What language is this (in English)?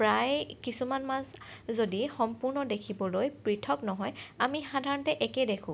Assamese